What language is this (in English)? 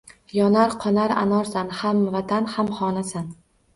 Uzbek